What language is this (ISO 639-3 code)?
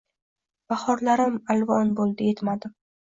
uzb